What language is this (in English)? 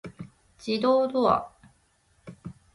Japanese